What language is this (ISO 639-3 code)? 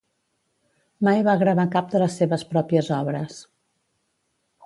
cat